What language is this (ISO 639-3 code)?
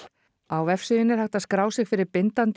isl